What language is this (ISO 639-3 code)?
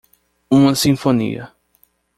por